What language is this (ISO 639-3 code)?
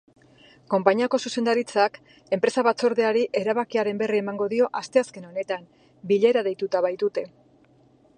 eus